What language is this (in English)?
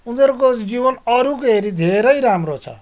Nepali